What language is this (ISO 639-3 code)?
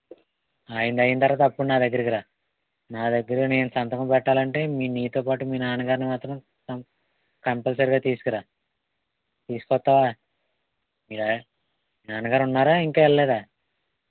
tel